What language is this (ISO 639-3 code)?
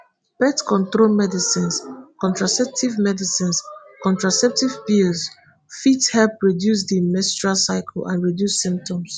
pcm